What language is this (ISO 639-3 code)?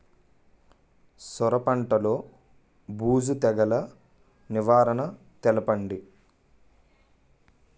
tel